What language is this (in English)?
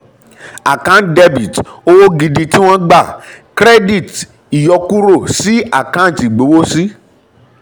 Yoruba